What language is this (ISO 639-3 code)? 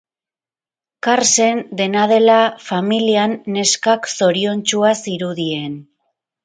eus